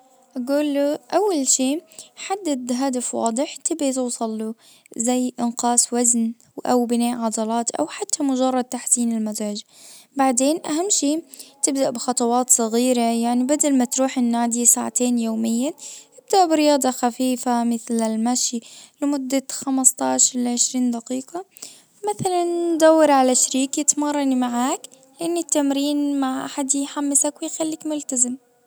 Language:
Najdi Arabic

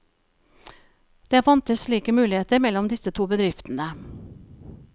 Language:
Norwegian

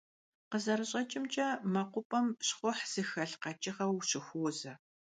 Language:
Kabardian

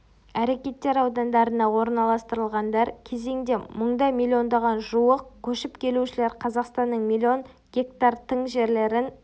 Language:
Kazakh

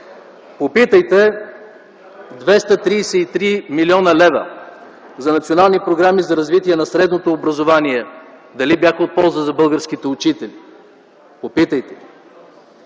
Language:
Bulgarian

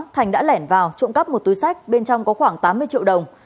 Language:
Vietnamese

